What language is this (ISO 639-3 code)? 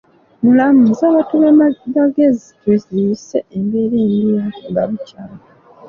lug